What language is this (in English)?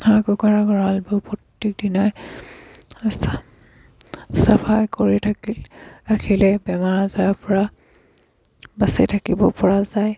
Assamese